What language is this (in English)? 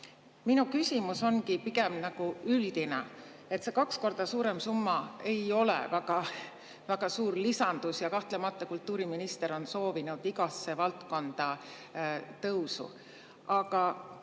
Estonian